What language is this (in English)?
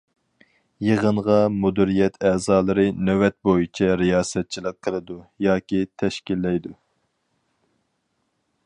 Uyghur